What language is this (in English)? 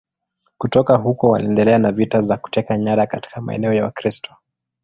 Swahili